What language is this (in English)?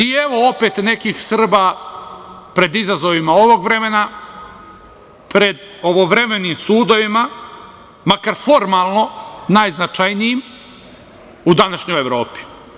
Serbian